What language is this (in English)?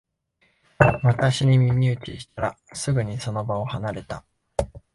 Japanese